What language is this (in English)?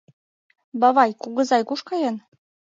Mari